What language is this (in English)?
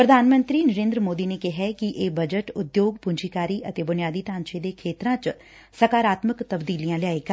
Punjabi